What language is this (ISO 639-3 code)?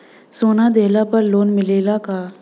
bho